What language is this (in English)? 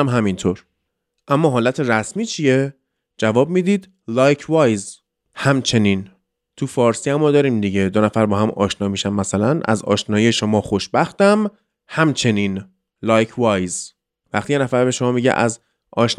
Persian